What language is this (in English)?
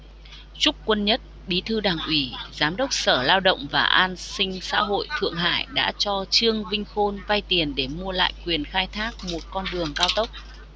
Vietnamese